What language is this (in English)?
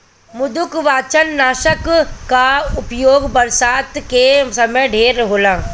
Bhojpuri